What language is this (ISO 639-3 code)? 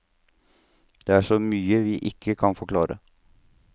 nor